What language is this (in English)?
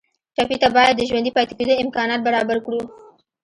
Pashto